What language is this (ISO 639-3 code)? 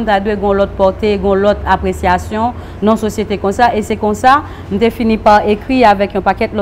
fra